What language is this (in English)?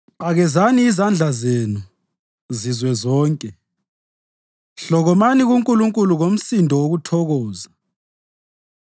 North Ndebele